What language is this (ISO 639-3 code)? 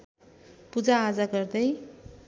nep